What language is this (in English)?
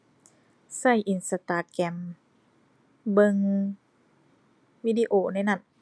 Thai